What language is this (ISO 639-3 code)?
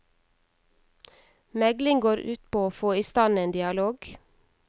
nor